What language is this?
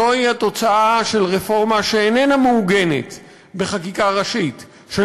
Hebrew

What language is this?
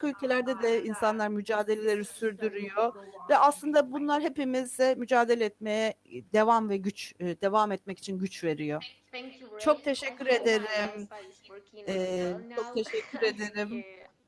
Turkish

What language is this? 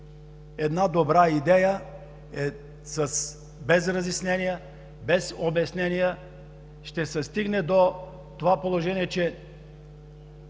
Bulgarian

